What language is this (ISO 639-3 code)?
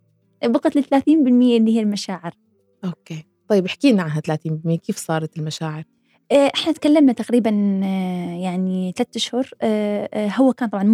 ara